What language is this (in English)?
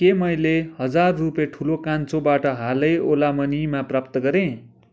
Nepali